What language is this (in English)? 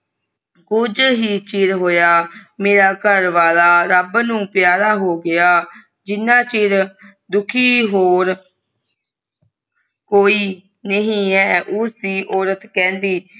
Punjabi